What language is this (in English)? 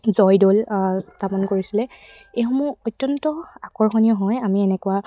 Assamese